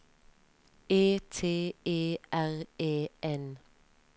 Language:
Norwegian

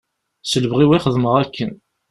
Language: Kabyle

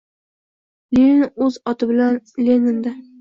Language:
Uzbek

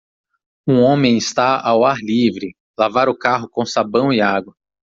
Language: Portuguese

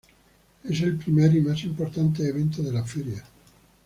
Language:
Spanish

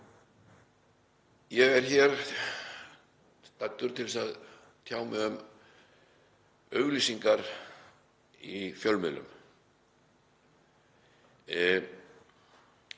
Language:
Icelandic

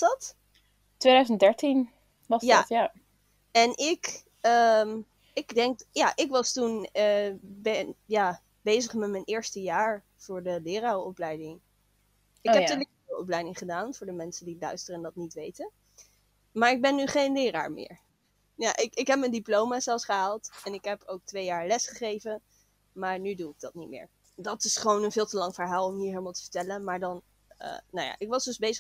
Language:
Dutch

